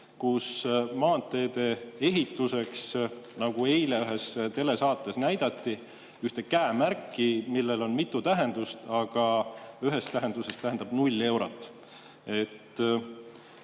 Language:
Estonian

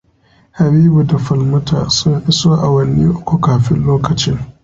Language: Hausa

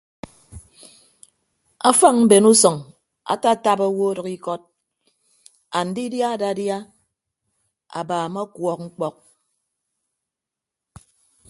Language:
Ibibio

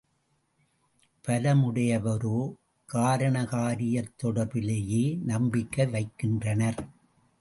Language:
Tamil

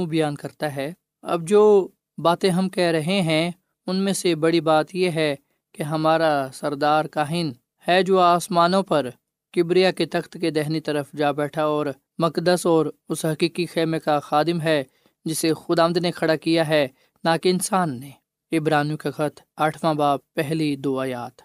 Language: Urdu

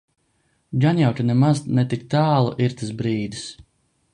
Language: Latvian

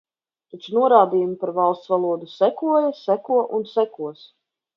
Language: Latvian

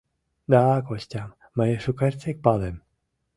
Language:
Mari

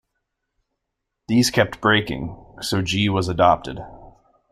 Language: English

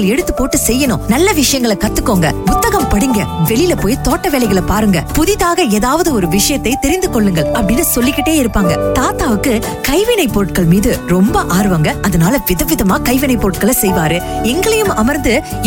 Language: Tamil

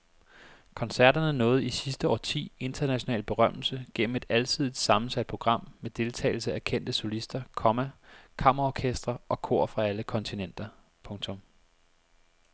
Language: Danish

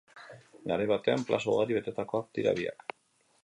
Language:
Basque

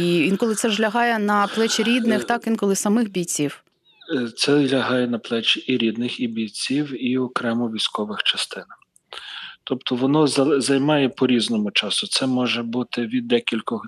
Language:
Ukrainian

